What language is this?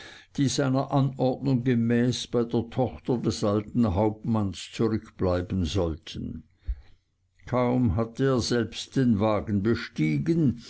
German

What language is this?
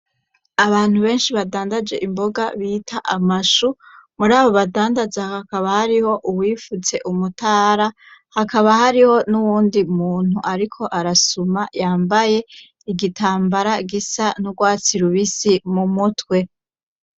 Rundi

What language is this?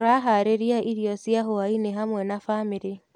Kikuyu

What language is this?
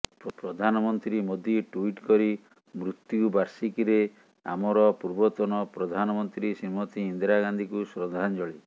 Odia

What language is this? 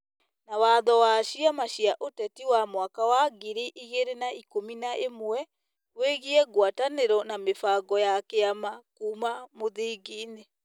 Kikuyu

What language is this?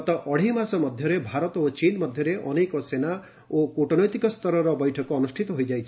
Odia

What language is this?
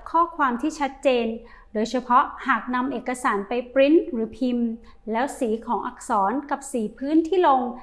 Thai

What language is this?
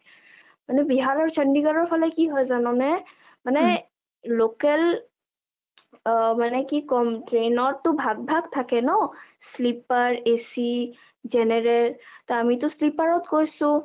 Assamese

